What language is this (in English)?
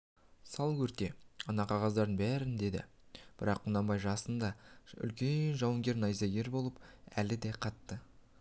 Kazakh